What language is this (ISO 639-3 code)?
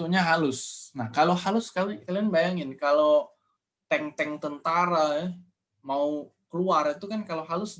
ind